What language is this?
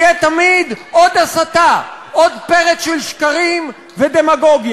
Hebrew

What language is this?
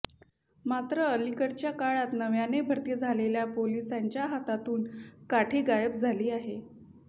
Marathi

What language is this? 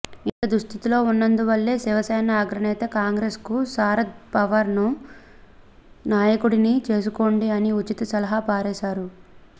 Telugu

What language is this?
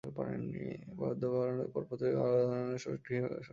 Bangla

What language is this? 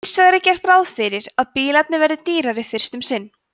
Icelandic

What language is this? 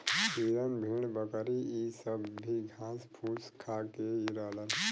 Bhojpuri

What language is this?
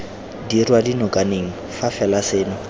Tswana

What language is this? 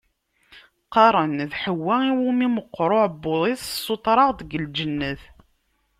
Kabyle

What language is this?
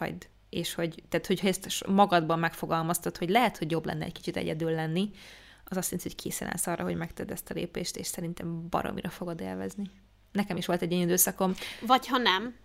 Hungarian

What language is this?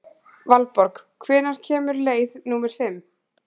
Icelandic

